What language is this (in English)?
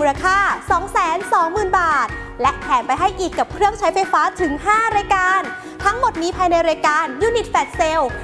Thai